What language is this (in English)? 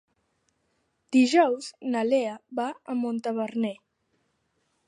Catalan